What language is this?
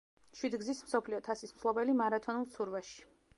Georgian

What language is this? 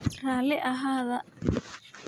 Somali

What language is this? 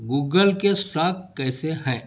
Urdu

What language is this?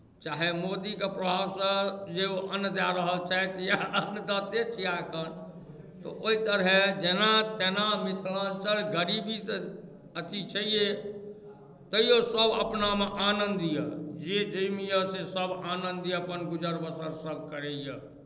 Maithili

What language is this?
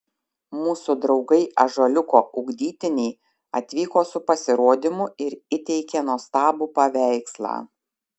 Lithuanian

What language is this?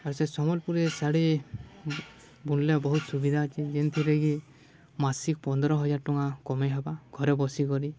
Odia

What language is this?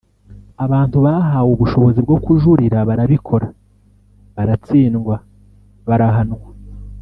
Kinyarwanda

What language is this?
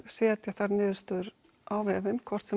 Icelandic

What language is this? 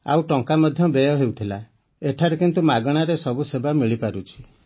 Odia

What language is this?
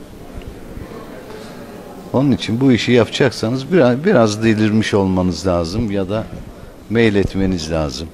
Turkish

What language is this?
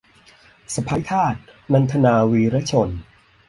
Thai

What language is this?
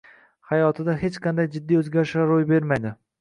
Uzbek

